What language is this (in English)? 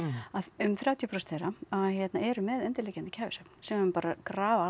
Icelandic